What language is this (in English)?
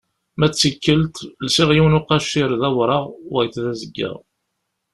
Kabyle